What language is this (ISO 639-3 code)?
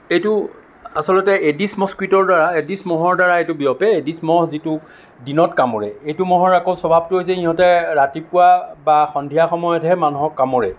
asm